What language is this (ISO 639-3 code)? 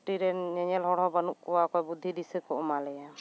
sat